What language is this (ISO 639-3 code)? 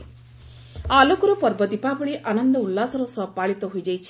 ori